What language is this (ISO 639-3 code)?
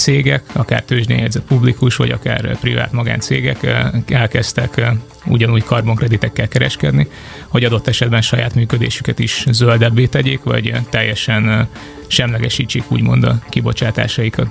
hun